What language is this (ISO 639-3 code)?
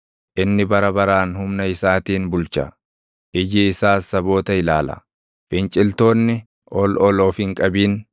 orm